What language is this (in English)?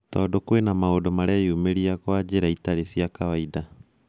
Kikuyu